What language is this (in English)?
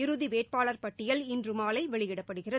Tamil